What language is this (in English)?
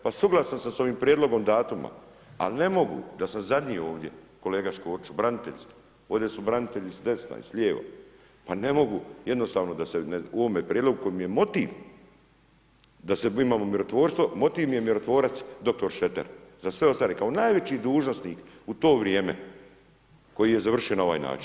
Croatian